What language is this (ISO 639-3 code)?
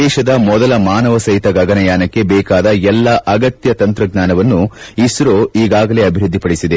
kan